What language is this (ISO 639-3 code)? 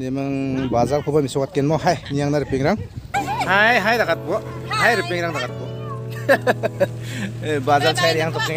ind